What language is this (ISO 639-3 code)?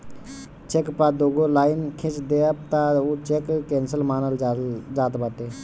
bho